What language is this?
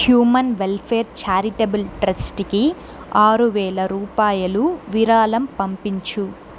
Telugu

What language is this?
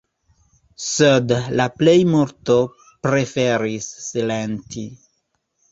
Esperanto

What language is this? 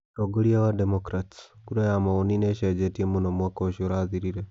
Kikuyu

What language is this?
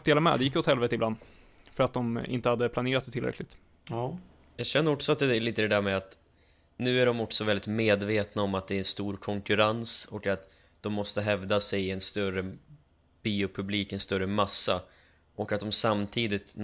Swedish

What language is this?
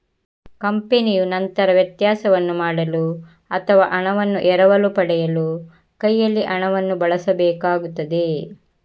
Kannada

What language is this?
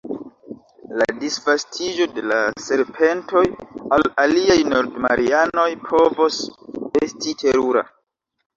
Esperanto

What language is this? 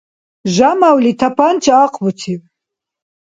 Dargwa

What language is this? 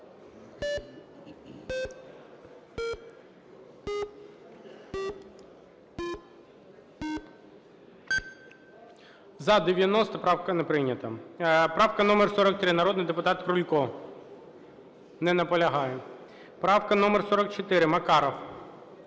Ukrainian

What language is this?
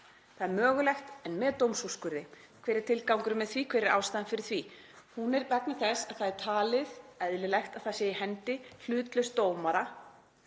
Icelandic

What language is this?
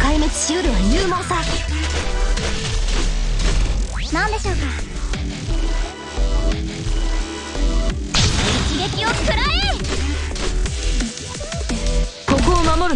Japanese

